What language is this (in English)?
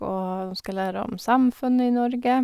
Norwegian